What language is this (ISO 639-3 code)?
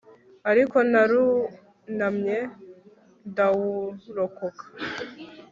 kin